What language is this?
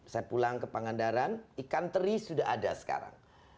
Indonesian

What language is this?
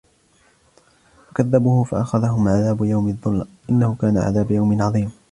Arabic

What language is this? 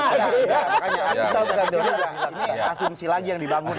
Indonesian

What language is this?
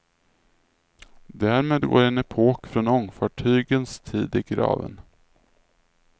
Swedish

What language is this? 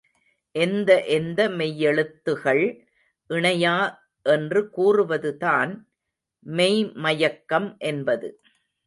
Tamil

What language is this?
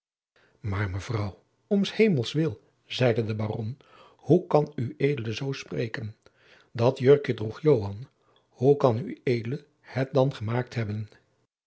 Dutch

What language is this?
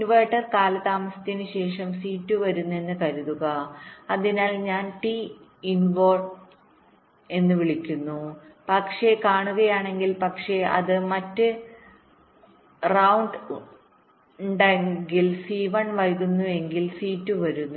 Malayalam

